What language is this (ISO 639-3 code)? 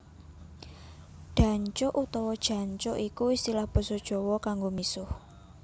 jav